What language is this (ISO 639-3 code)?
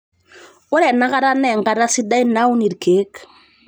mas